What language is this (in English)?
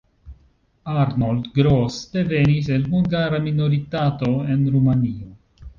Esperanto